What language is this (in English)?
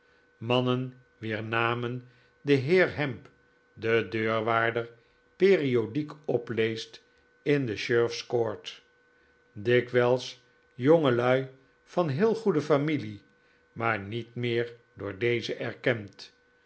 Dutch